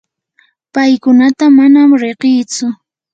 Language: Yanahuanca Pasco Quechua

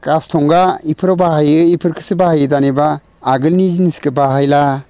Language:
Bodo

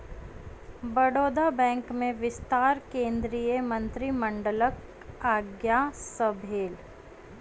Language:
Maithili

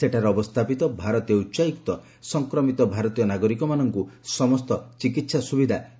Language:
Odia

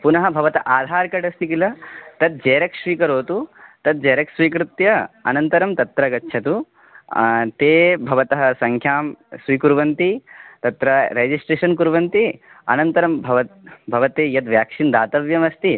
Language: Sanskrit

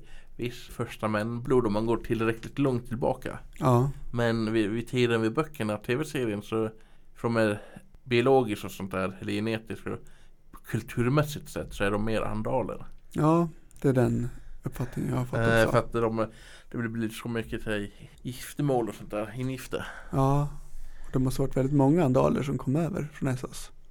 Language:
Swedish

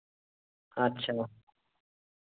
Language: Santali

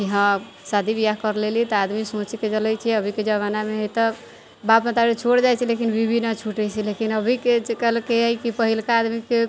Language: Maithili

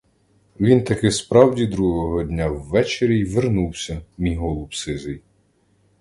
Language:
Ukrainian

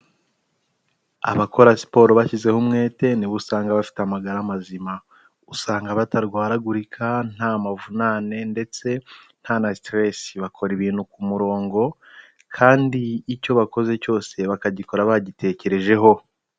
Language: Kinyarwanda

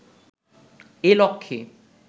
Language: Bangla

